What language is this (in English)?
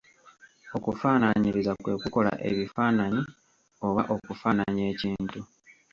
Ganda